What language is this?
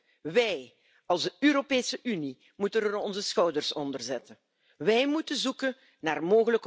German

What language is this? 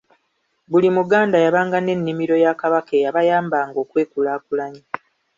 Ganda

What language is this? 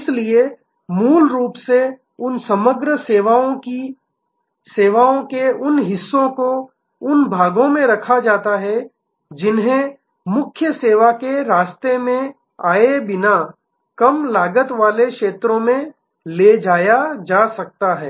Hindi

